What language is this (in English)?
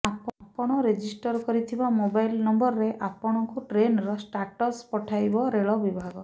Odia